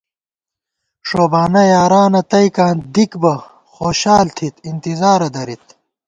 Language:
Gawar-Bati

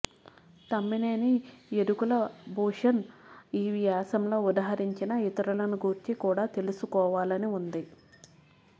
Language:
Telugu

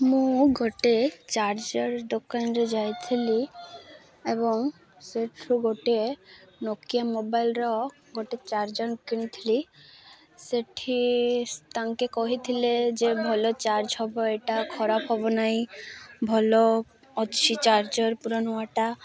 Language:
Odia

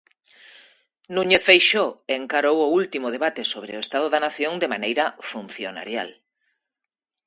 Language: Galician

